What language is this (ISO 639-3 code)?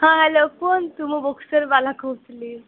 ori